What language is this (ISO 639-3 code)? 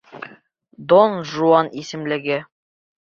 bak